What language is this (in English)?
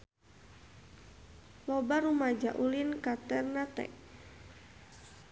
Sundanese